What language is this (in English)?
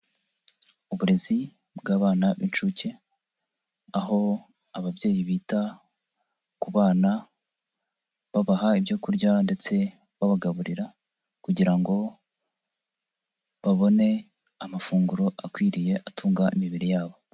Kinyarwanda